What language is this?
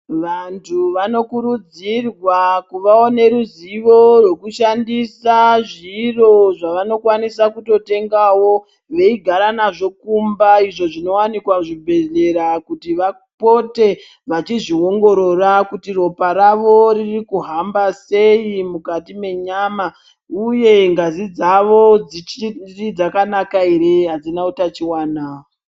Ndau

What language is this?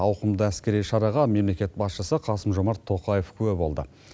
Kazakh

